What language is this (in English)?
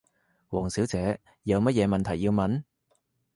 Cantonese